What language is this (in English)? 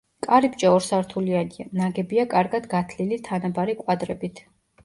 Georgian